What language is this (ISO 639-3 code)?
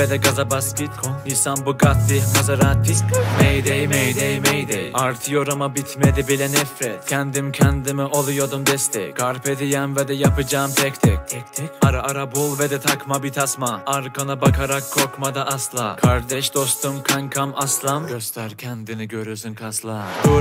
tur